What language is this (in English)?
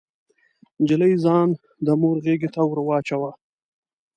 Pashto